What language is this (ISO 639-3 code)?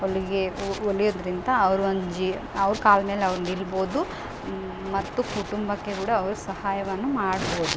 kan